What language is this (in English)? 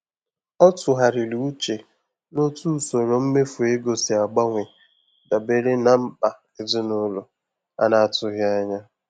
Igbo